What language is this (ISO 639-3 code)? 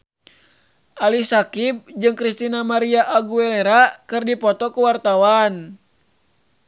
sun